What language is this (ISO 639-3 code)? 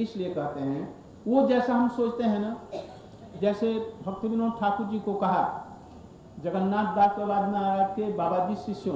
hin